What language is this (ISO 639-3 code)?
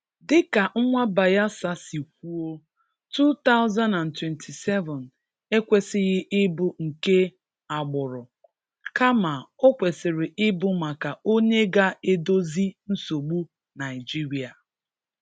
ibo